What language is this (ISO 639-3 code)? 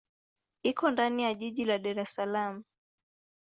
swa